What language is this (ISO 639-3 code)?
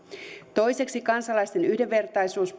fin